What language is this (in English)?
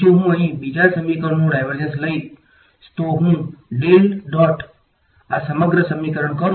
Gujarati